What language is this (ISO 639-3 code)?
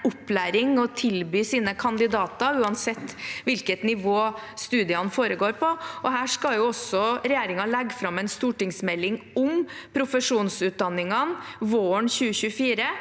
nor